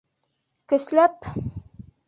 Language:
Bashkir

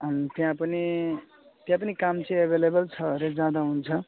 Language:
Nepali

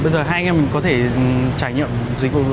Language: Vietnamese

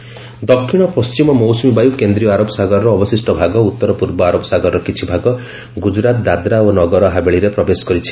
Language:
Odia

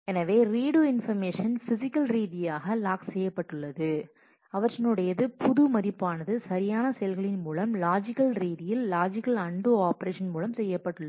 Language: Tamil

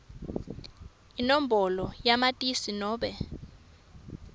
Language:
Swati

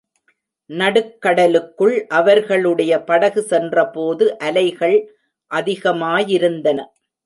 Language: Tamil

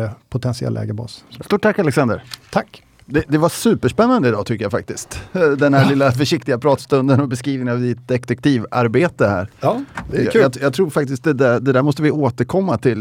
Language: Swedish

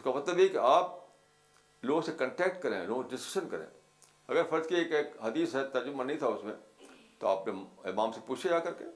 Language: Urdu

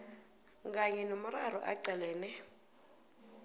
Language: South Ndebele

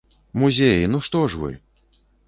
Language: Belarusian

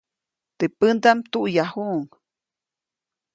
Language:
Copainalá Zoque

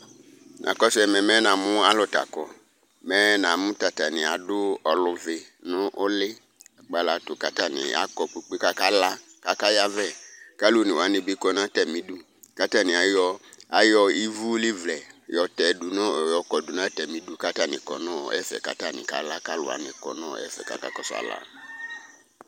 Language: Ikposo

